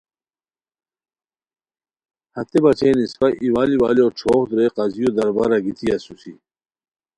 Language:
Khowar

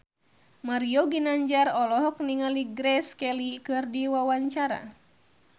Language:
Sundanese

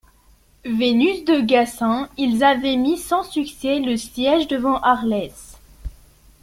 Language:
French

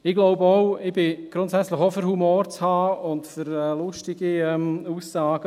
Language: Swiss German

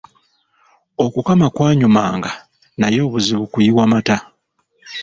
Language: Ganda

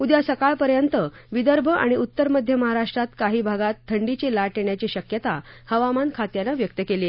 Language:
Marathi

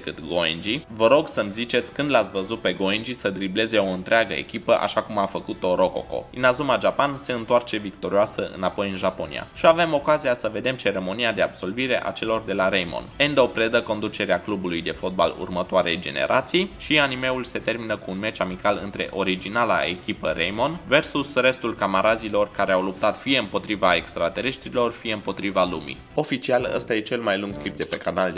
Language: Romanian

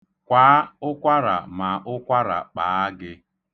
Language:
Igbo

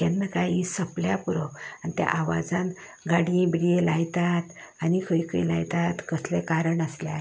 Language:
Konkani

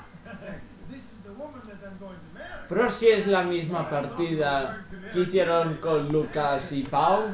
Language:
Spanish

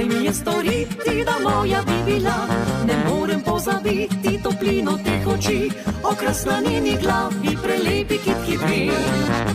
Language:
Romanian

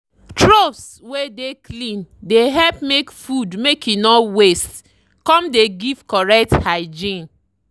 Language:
Nigerian Pidgin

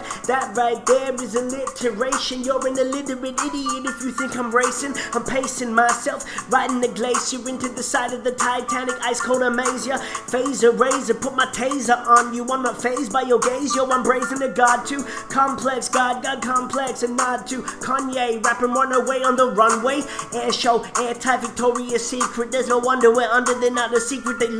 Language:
English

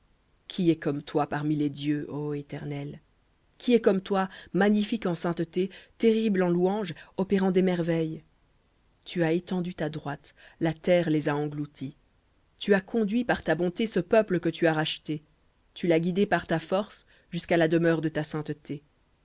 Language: French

